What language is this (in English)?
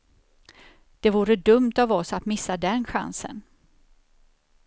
Swedish